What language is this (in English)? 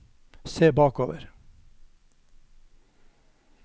Norwegian